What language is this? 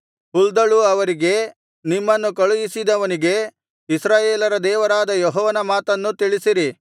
Kannada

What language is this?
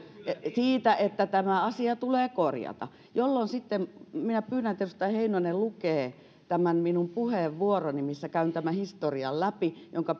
Finnish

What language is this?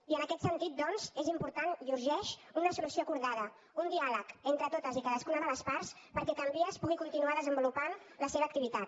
Catalan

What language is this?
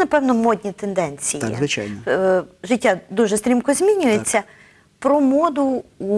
Ukrainian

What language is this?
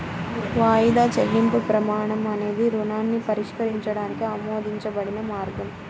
Telugu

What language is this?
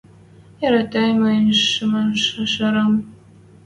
Western Mari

